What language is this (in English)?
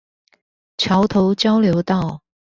Chinese